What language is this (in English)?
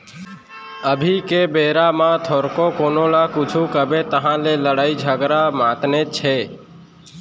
Chhattisgarhi